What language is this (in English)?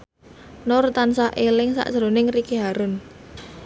Javanese